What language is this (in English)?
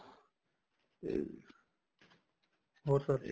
Punjabi